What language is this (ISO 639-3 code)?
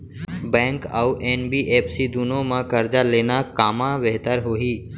hne